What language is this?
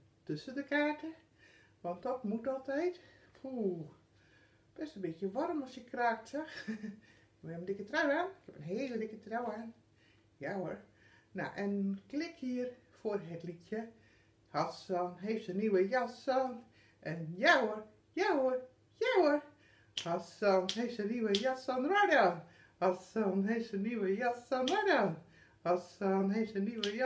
Dutch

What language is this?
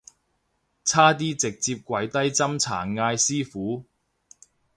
Cantonese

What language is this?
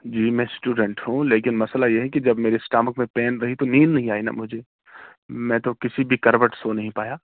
Urdu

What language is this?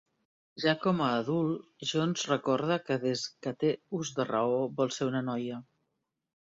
Catalan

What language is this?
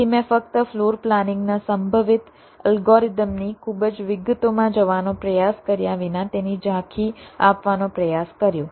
Gujarati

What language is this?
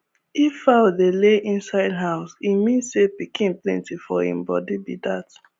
Nigerian Pidgin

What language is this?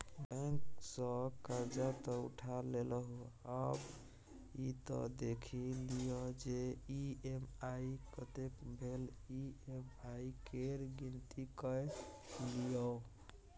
Maithili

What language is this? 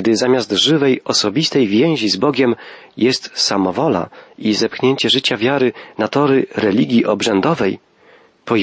Polish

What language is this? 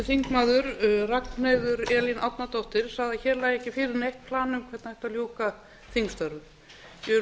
Icelandic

